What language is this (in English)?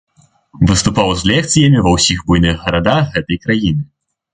Belarusian